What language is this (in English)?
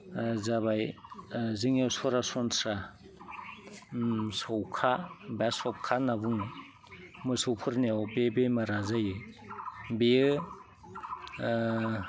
Bodo